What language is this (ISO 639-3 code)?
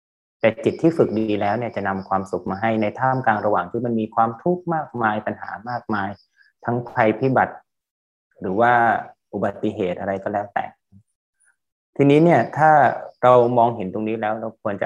tha